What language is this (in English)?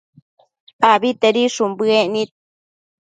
Matsés